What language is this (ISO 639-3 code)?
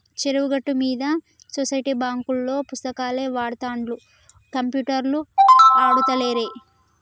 tel